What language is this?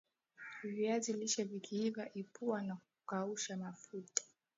Swahili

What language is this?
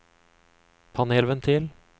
Norwegian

